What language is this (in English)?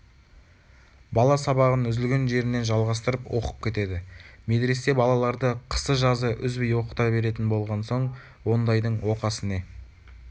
Kazakh